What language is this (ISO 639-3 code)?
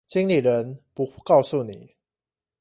zho